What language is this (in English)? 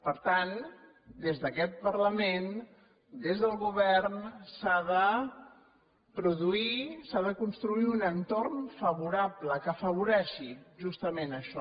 Catalan